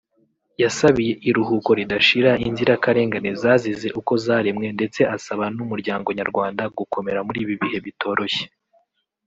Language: Kinyarwanda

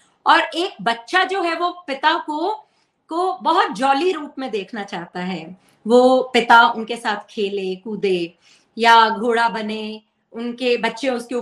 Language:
Hindi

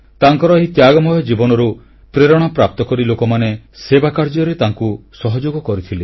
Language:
Odia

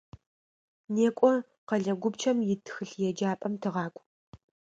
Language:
Adyghe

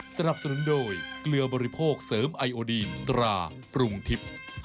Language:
Thai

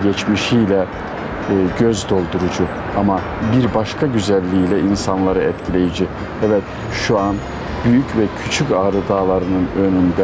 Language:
Turkish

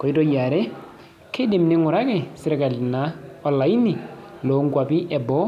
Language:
Masai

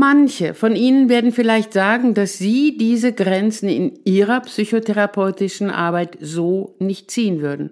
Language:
German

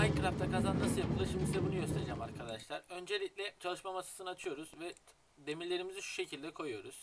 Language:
Turkish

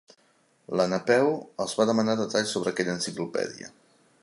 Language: Catalan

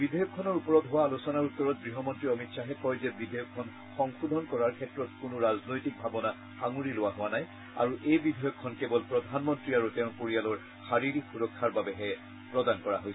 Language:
Assamese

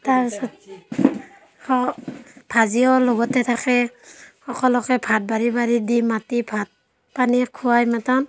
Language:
Assamese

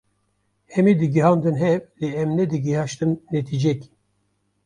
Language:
Kurdish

